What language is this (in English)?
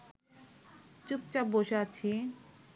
Bangla